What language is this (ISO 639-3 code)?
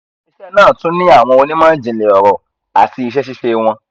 yor